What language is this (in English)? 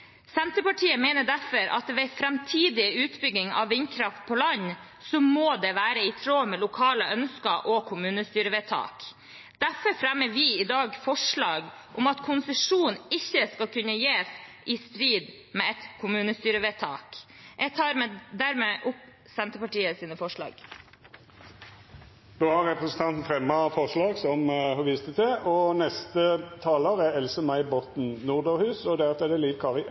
Norwegian